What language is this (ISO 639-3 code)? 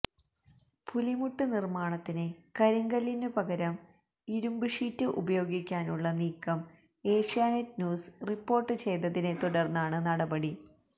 mal